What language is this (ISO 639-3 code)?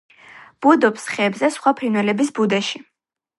kat